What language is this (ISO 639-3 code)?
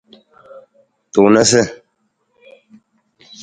nmz